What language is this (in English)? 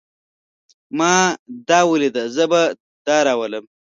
Pashto